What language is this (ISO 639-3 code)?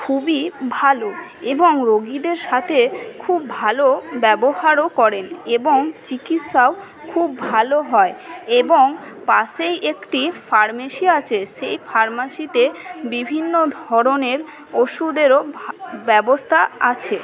ben